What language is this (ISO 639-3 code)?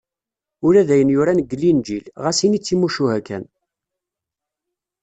kab